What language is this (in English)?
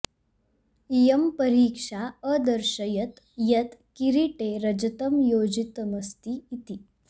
Sanskrit